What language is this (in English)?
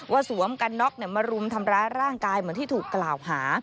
Thai